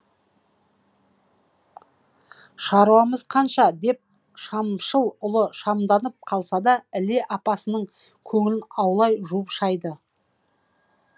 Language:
Kazakh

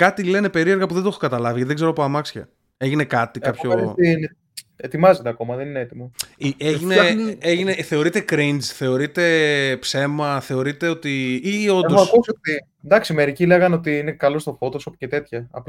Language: Greek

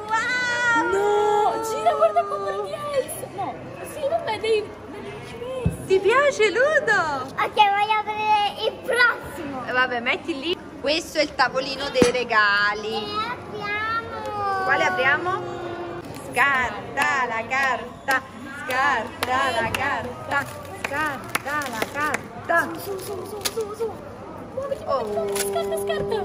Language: Italian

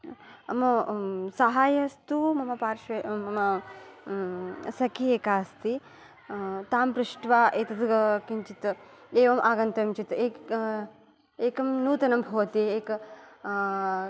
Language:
Sanskrit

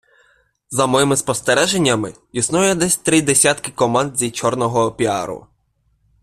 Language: Ukrainian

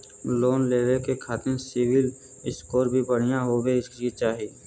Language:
Bhojpuri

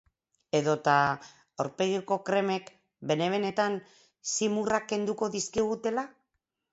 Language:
Basque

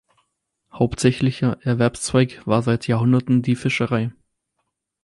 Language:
German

